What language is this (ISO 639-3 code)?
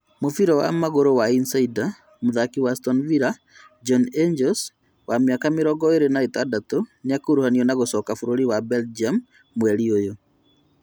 kik